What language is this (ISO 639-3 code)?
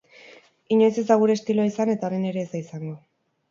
eus